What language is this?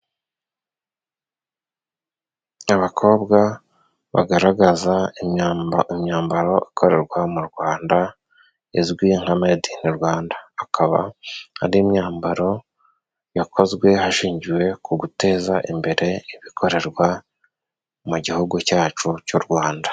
Kinyarwanda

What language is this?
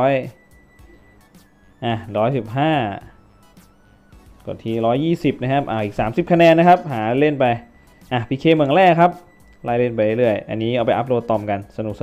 Thai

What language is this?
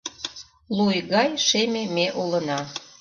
Mari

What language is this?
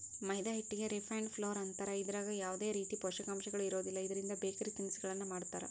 Kannada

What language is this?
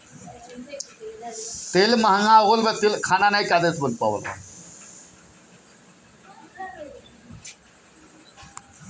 Bhojpuri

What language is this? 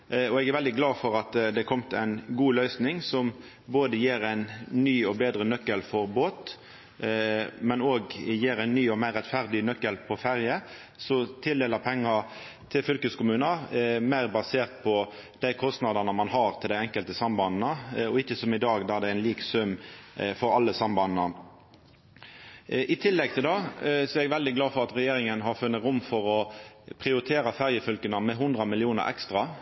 Norwegian Nynorsk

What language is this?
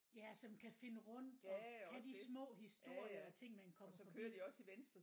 Danish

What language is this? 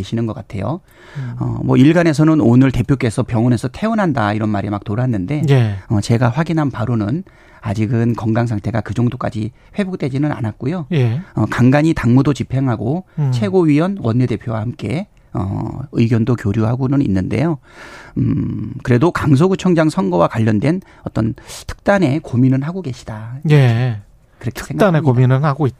Korean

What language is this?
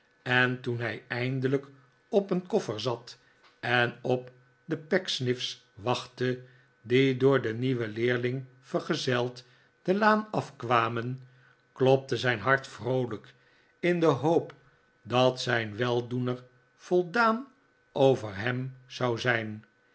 Dutch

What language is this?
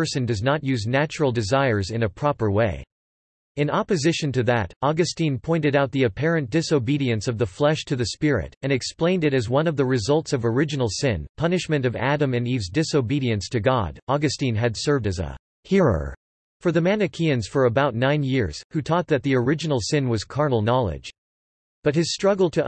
English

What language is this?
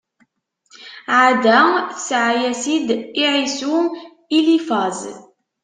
Kabyle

